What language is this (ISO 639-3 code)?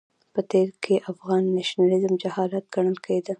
pus